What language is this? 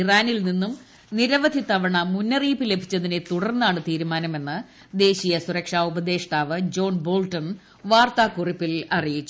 Malayalam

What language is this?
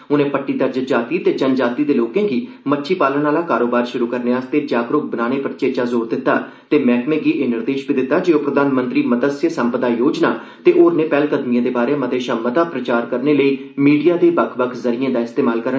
Dogri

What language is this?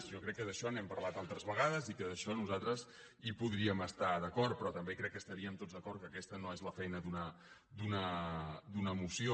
Catalan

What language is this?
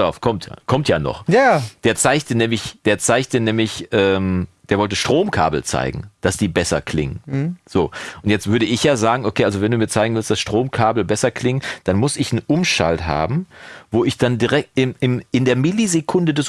German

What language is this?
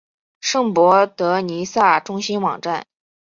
Chinese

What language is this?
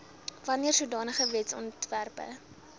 Afrikaans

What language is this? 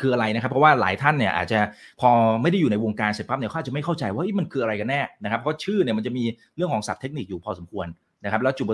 Thai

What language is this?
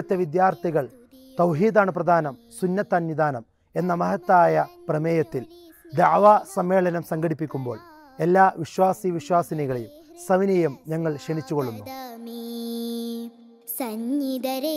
Arabic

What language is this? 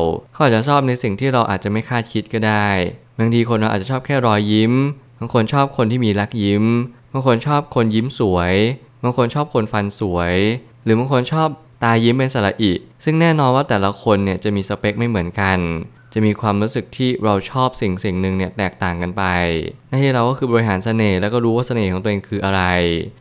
Thai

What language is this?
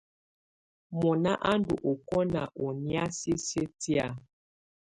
Tunen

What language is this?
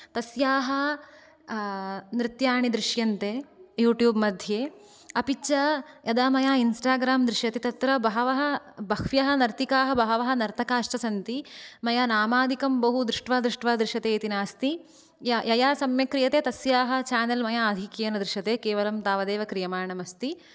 Sanskrit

